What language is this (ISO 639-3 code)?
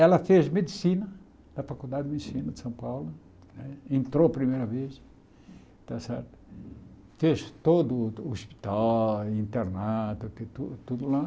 por